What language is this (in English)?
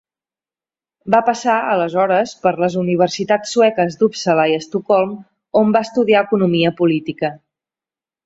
Catalan